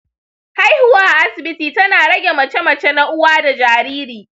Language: Hausa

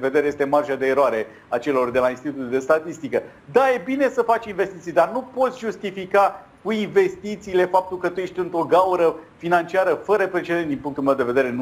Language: Romanian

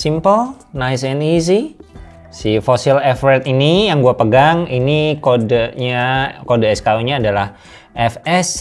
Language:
Indonesian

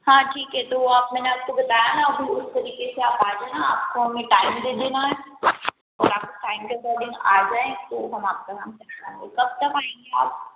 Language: Hindi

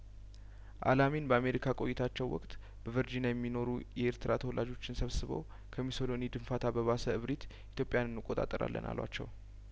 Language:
Amharic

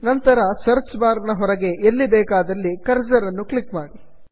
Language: Kannada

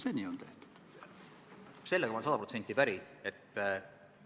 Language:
Estonian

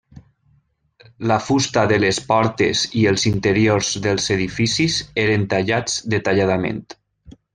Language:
Catalan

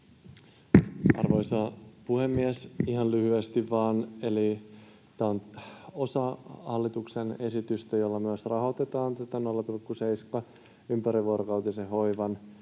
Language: Finnish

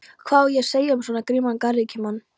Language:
Icelandic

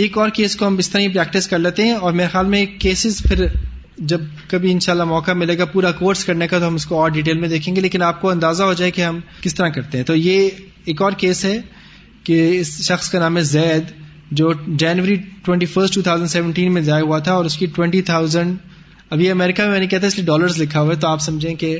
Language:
Urdu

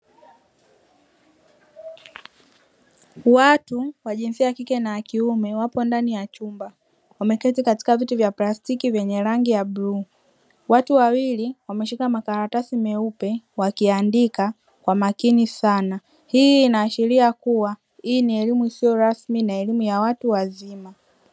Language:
Swahili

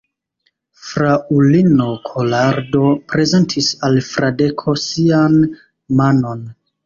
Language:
Esperanto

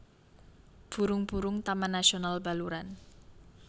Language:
Javanese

